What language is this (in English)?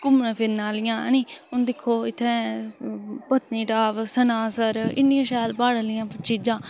Dogri